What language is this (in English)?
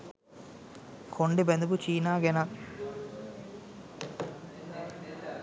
Sinhala